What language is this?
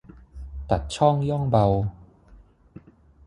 Thai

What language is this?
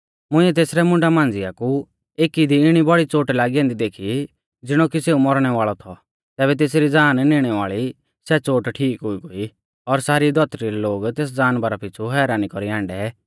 Mahasu Pahari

